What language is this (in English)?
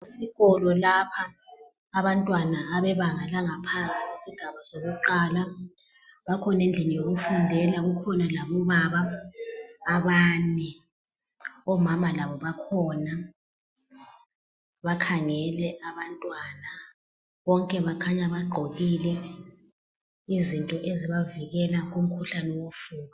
North Ndebele